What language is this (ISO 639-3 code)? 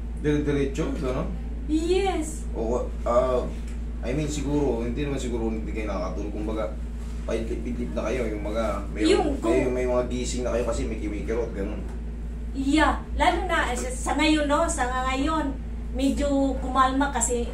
fil